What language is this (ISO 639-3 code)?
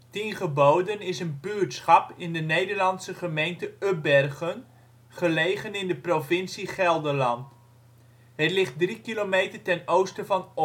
nld